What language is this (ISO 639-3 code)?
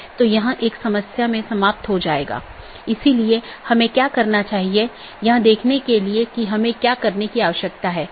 hin